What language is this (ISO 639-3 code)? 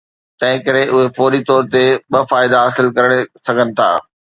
snd